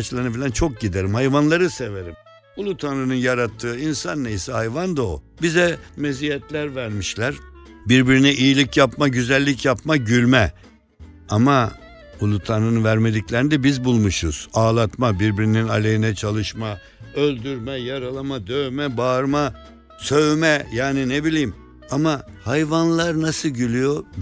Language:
Turkish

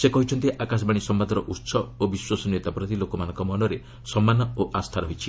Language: Odia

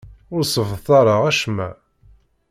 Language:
Kabyle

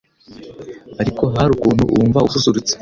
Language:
Kinyarwanda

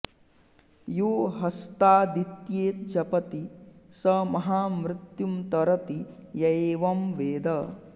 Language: Sanskrit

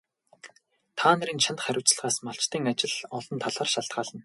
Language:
Mongolian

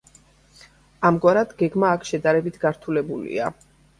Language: Georgian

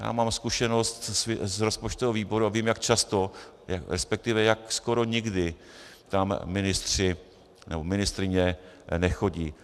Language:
Czech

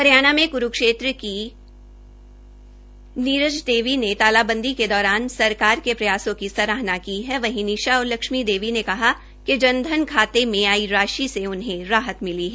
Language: Hindi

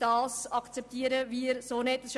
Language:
Swiss German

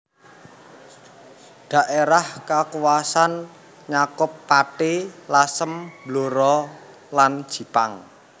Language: Javanese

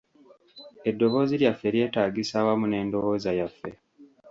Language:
Ganda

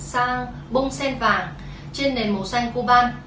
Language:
Vietnamese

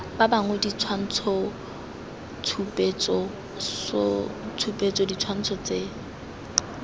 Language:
Tswana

